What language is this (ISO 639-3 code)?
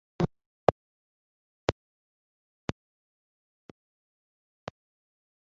kin